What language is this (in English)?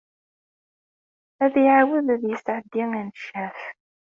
Kabyle